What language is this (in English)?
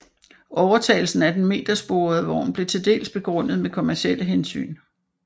Danish